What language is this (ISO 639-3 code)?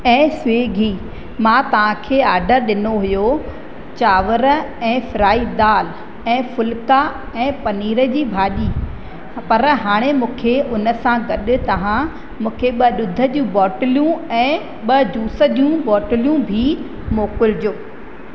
snd